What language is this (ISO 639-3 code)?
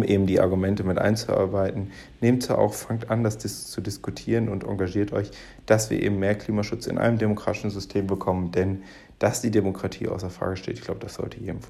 deu